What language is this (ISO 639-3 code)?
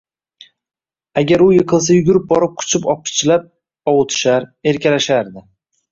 uzb